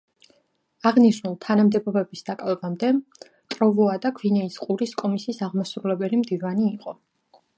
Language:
Georgian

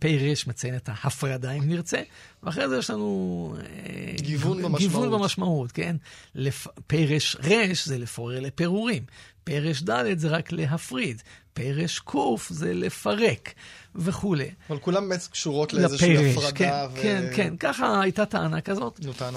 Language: Hebrew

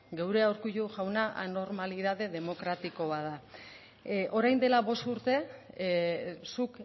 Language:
Basque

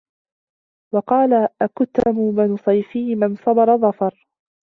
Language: Arabic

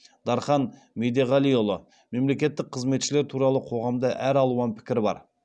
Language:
Kazakh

